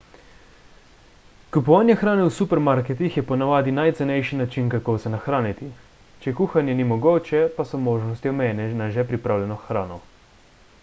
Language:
Slovenian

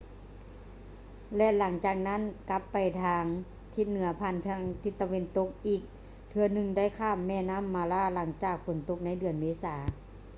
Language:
Lao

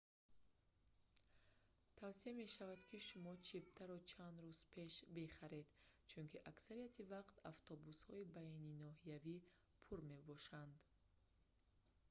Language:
Tajik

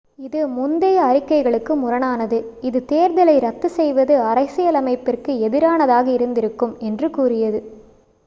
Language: Tamil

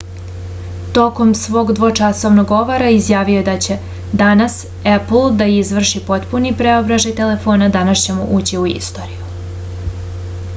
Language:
Serbian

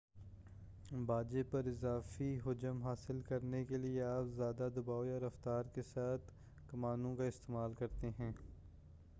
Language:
Urdu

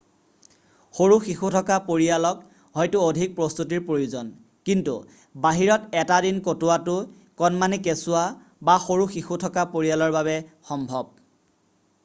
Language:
Assamese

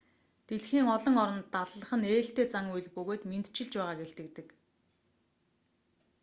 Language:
Mongolian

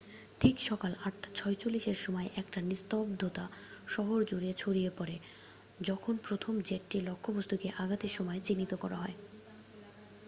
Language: Bangla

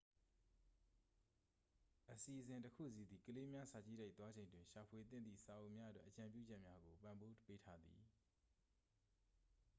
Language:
Burmese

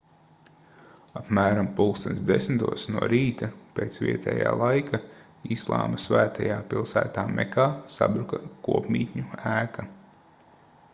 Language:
Latvian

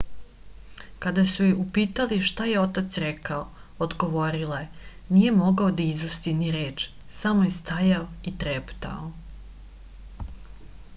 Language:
Serbian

